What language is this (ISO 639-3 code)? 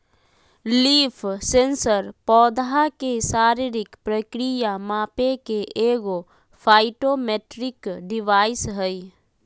mag